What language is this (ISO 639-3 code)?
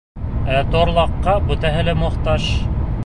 bak